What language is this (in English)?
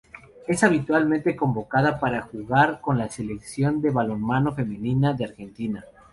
Spanish